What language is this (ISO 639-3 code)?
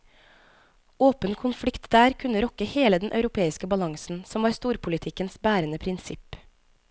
nor